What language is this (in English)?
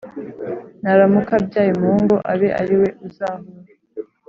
Kinyarwanda